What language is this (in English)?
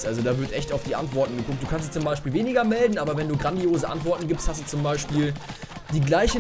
German